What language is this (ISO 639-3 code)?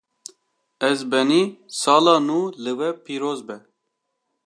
kur